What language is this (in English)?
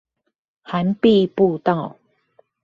Chinese